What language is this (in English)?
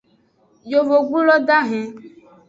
Aja (Benin)